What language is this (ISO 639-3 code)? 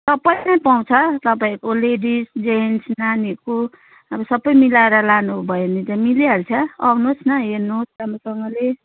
nep